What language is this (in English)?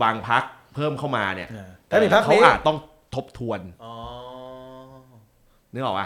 Thai